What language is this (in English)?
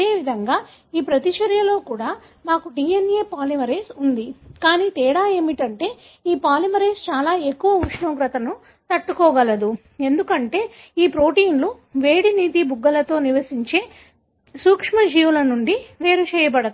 Telugu